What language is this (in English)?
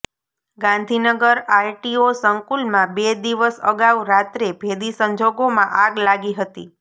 Gujarati